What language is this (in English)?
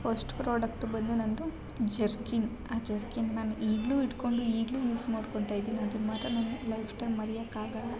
Kannada